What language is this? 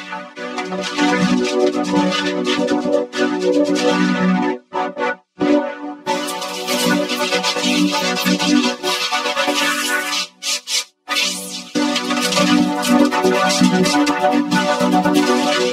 English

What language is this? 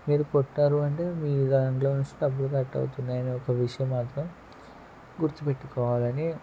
Telugu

